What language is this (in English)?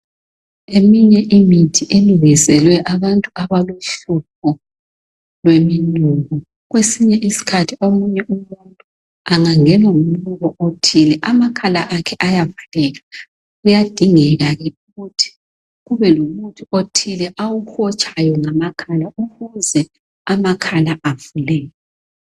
North Ndebele